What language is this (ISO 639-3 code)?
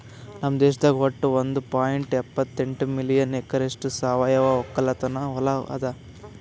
kan